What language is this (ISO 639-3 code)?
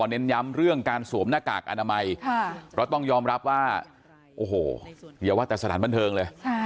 tha